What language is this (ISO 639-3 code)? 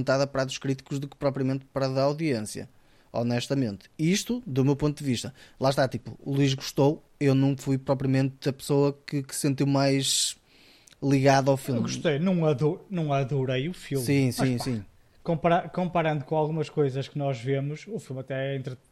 por